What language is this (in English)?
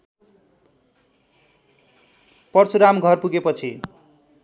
Nepali